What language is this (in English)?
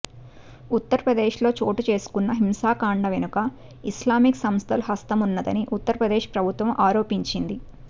Telugu